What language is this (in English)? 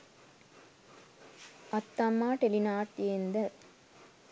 Sinhala